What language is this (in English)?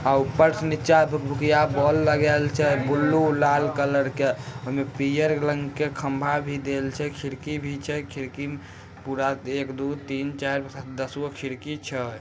Magahi